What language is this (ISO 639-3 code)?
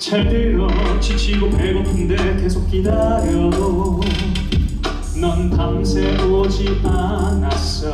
kor